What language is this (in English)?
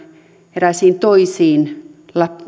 Finnish